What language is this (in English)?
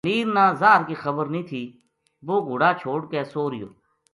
Gujari